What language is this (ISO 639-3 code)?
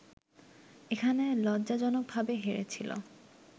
ben